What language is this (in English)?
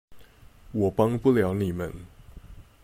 Chinese